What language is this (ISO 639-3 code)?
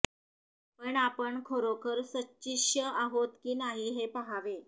mar